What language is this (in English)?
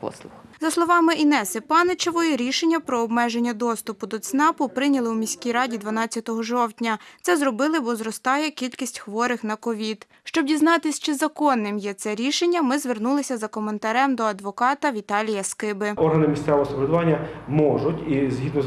Ukrainian